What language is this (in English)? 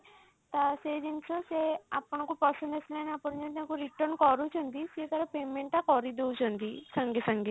Odia